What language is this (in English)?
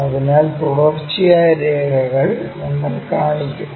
Malayalam